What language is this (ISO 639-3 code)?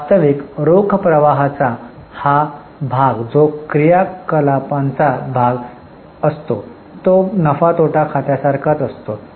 mar